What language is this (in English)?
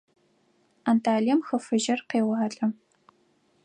Adyghe